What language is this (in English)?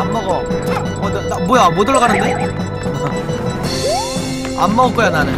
Korean